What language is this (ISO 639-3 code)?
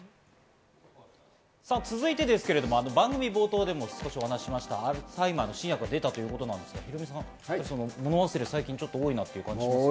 jpn